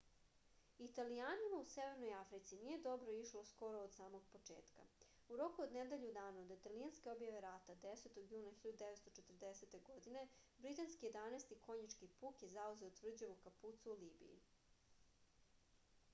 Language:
Serbian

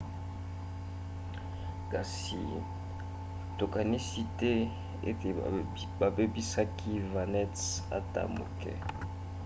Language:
Lingala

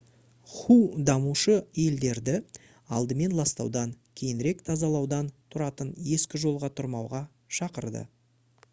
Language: Kazakh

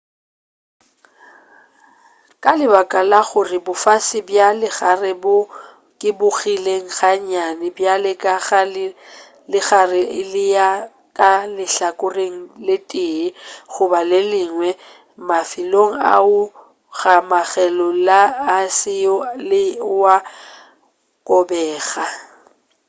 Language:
Northern Sotho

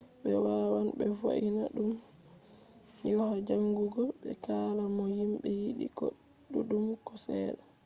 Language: Fula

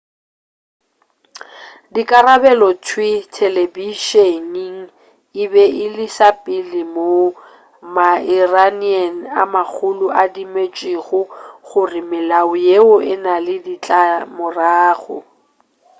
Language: Northern Sotho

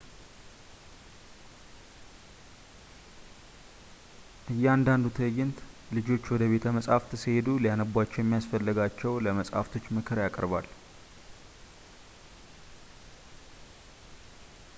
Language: Amharic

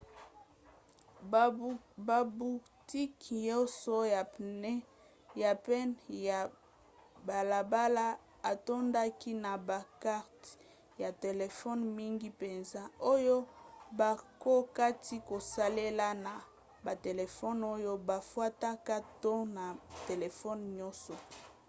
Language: Lingala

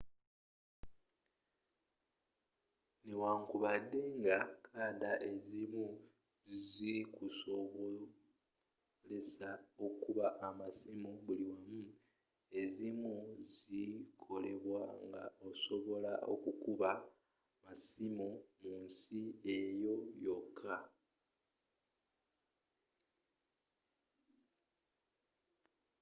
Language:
Ganda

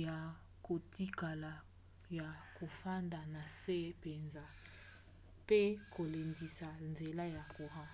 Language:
Lingala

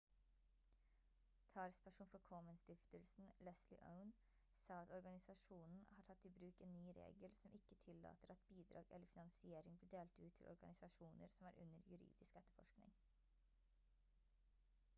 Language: Norwegian Bokmål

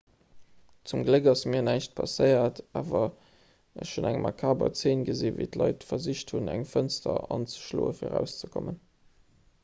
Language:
Luxembourgish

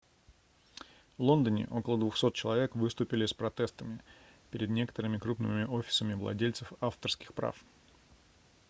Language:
Russian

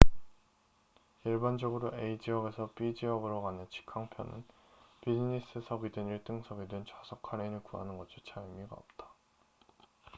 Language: Korean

